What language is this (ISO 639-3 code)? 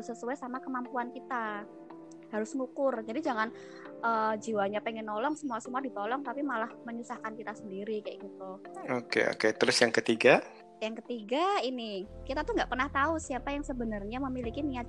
ind